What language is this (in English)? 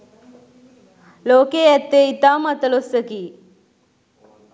Sinhala